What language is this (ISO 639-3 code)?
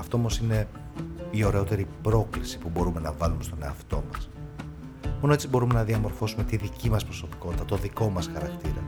ell